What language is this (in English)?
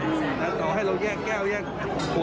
Thai